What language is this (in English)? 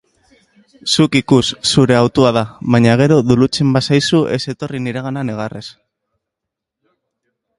Basque